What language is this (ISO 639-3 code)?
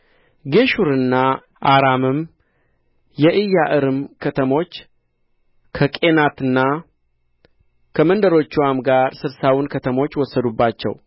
amh